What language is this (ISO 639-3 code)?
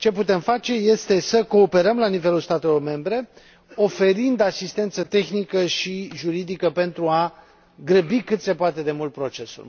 ron